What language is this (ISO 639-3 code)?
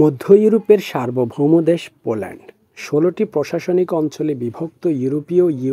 ara